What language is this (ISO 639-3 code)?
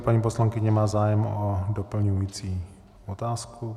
ces